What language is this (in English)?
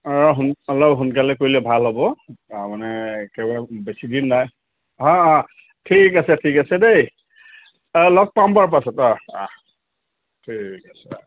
Assamese